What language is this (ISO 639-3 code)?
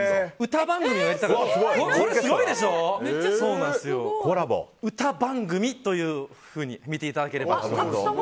jpn